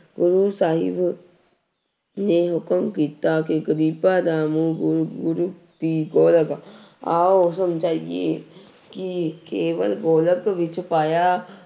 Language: Punjabi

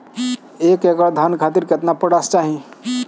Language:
Bhojpuri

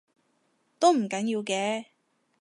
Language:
Cantonese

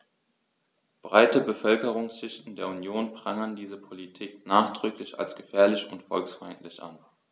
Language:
German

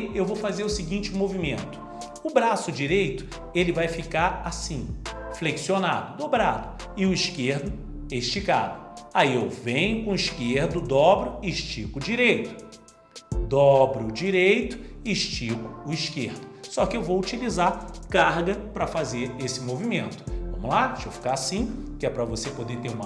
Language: Portuguese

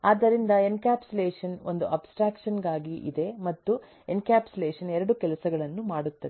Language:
Kannada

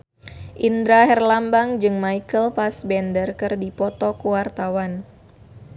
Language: Sundanese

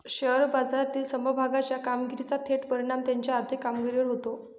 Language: Marathi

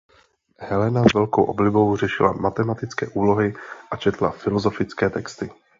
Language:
Czech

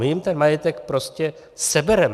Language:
Czech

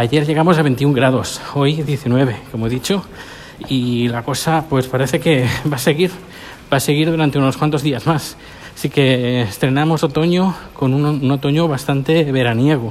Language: Spanish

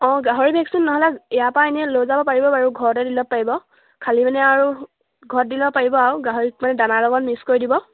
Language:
Assamese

